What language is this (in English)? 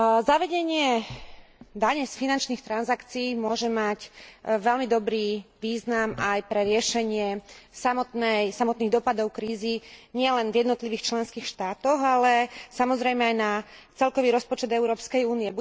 Slovak